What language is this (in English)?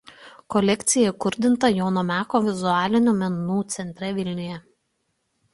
Lithuanian